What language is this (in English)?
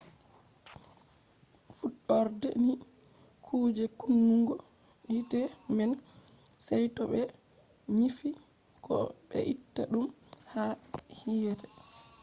Fula